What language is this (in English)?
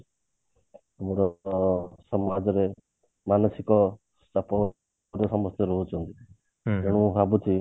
Odia